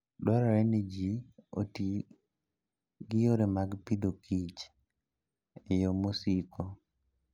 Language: Luo (Kenya and Tanzania)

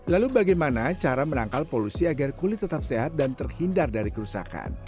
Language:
Indonesian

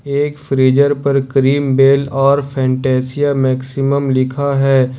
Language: Hindi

